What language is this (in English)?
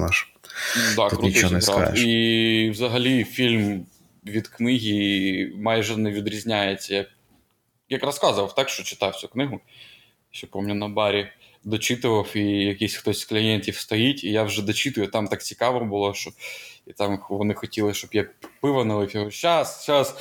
Ukrainian